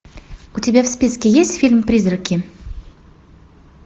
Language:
Russian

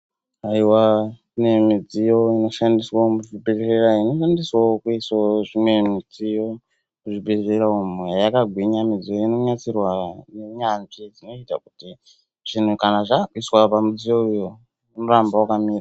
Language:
Ndau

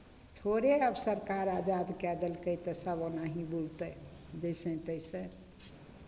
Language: Maithili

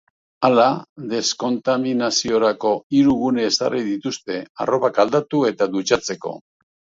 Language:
Basque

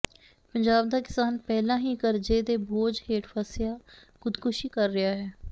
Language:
Punjabi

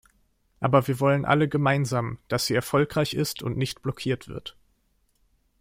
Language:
German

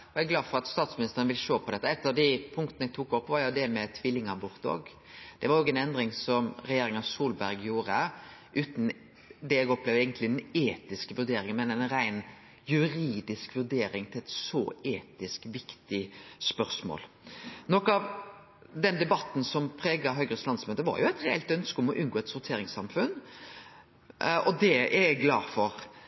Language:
Norwegian Nynorsk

